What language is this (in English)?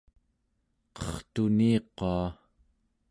Central Yupik